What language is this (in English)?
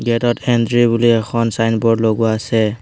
Assamese